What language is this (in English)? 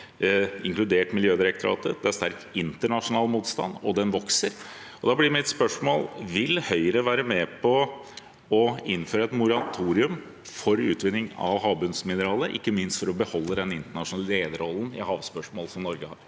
Norwegian